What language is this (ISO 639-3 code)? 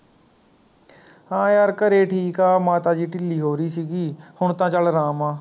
pan